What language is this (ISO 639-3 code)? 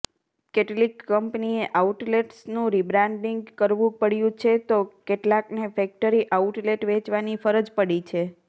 guj